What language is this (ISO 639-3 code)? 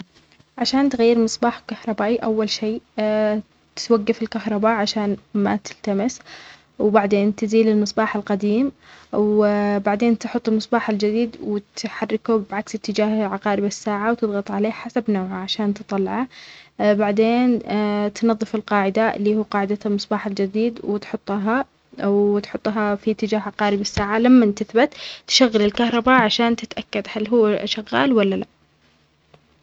acx